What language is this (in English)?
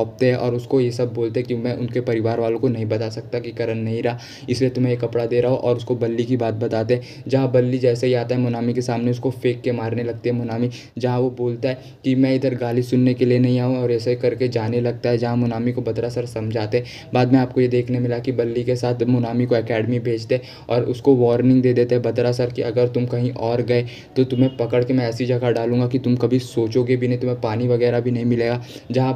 Hindi